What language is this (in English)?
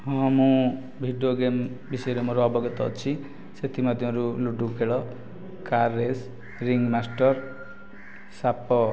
Odia